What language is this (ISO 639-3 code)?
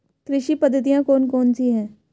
hin